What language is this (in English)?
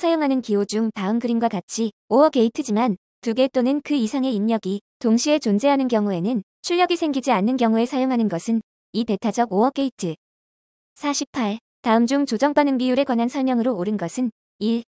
Korean